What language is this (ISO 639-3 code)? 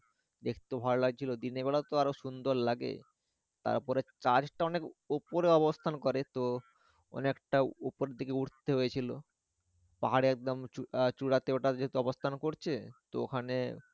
ben